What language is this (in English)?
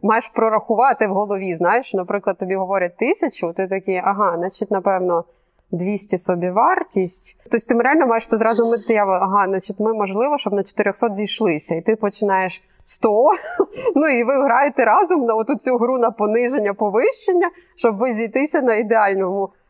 Ukrainian